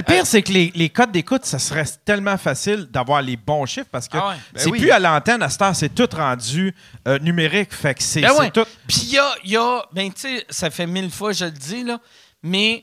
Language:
French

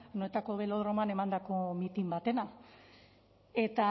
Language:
Basque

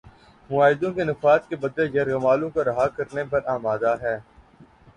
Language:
Urdu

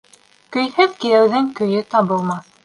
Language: Bashkir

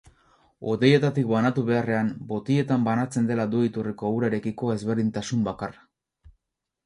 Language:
Basque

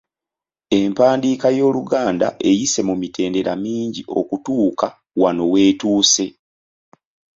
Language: Ganda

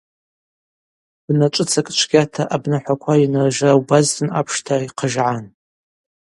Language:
Abaza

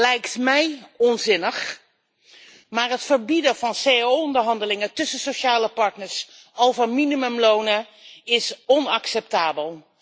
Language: Dutch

